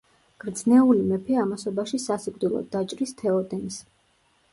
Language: Georgian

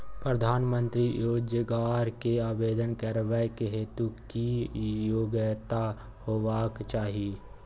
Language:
Maithili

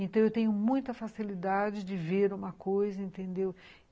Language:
Portuguese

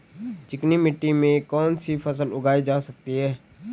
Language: Hindi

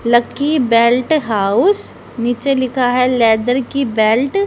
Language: Hindi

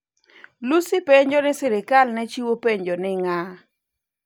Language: Luo (Kenya and Tanzania)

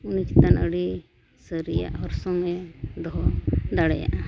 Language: Santali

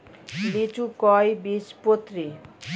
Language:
Bangla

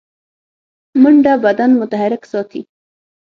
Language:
Pashto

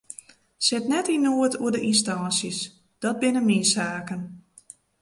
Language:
Western Frisian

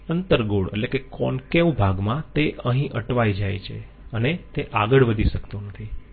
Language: Gujarati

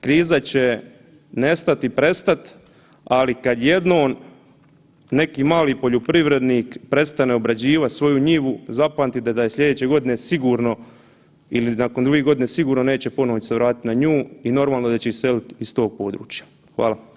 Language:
Croatian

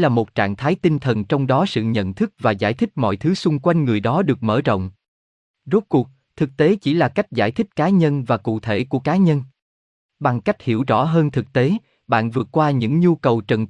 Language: Vietnamese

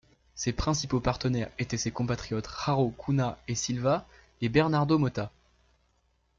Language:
French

